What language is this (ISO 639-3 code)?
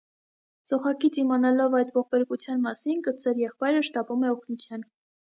hye